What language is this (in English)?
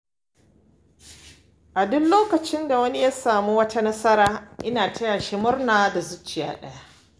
Hausa